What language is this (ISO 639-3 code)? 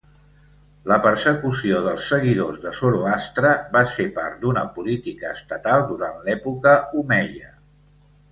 cat